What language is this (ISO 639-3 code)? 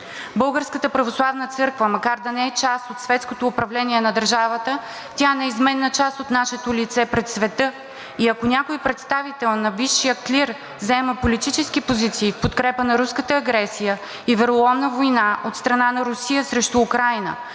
bul